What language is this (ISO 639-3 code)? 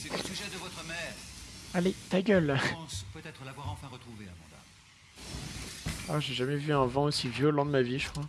fra